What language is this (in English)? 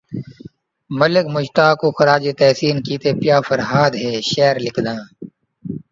Saraiki